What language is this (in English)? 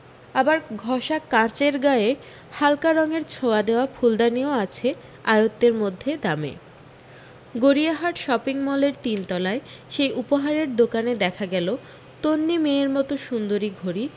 Bangla